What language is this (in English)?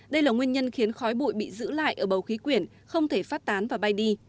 Vietnamese